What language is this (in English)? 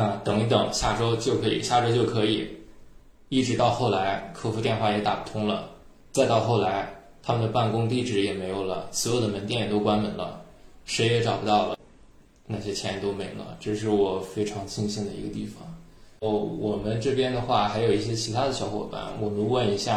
Chinese